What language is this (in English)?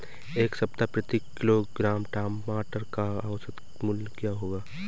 Hindi